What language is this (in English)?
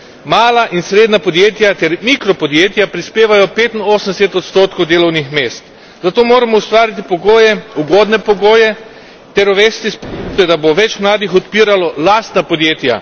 Slovenian